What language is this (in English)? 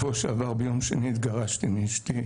Hebrew